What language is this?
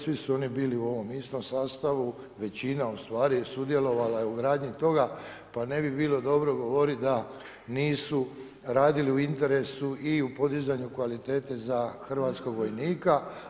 Croatian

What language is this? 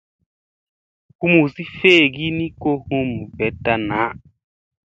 Musey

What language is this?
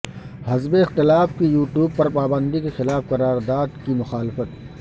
Urdu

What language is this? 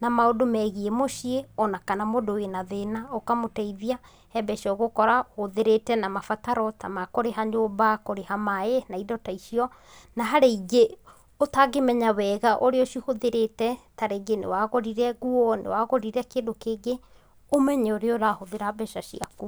Kikuyu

